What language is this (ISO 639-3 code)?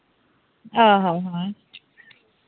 sat